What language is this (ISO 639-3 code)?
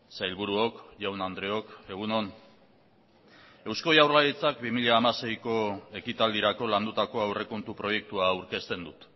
eus